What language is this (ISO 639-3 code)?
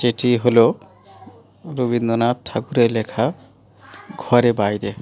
ben